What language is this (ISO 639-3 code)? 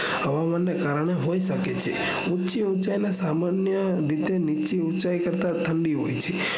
guj